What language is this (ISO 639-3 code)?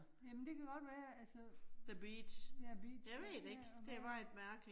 dan